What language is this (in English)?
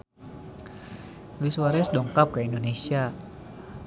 Sundanese